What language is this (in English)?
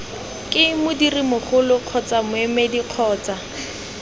Tswana